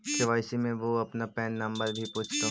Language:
Magahi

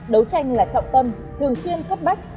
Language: Vietnamese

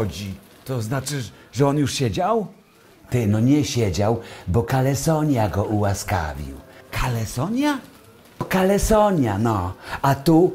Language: Polish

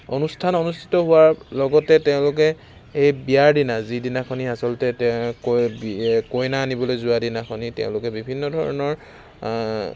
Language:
Assamese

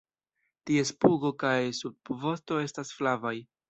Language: Esperanto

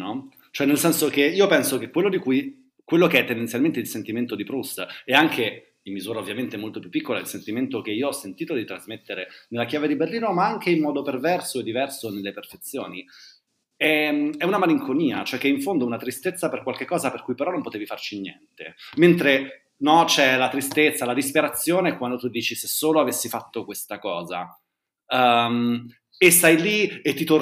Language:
Italian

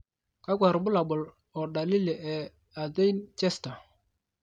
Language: Masai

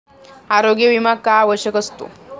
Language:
Marathi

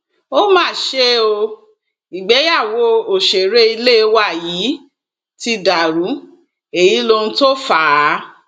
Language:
Yoruba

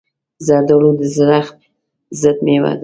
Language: Pashto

